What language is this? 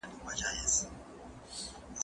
Pashto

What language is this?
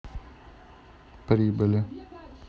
Russian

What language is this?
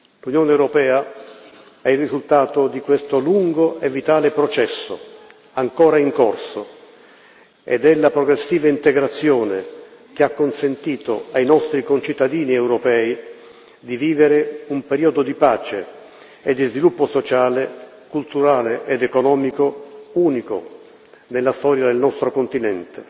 Italian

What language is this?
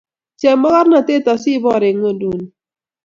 Kalenjin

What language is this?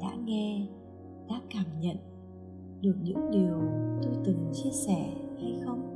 Vietnamese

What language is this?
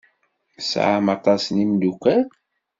Kabyle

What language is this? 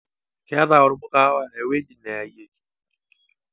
Masai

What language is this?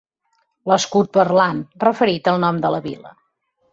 Catalan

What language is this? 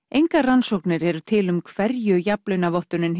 Icelandic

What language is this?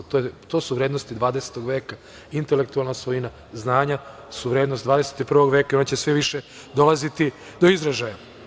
Serbian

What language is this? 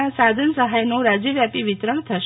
Gujarati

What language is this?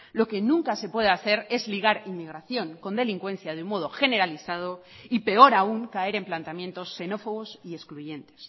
Spanish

